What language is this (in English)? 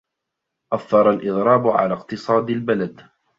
Arabic